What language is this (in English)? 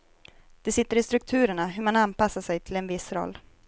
Swedish